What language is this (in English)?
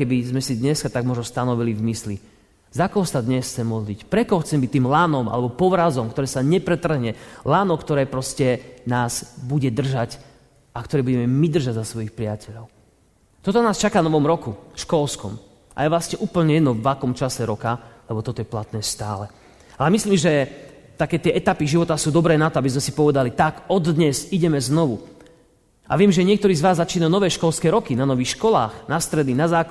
Slovak